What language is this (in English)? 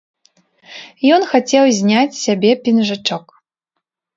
Belarusian